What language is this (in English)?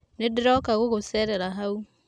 Kikuyu